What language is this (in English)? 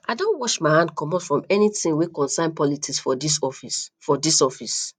Nigerian Pidgin